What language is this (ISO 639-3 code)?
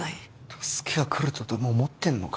jpn